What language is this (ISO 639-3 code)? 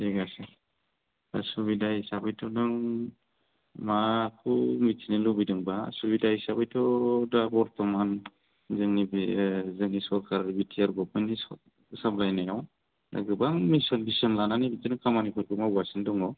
brx